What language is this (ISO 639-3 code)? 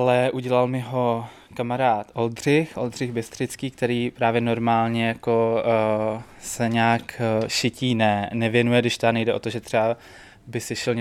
ces